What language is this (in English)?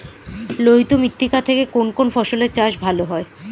Bangla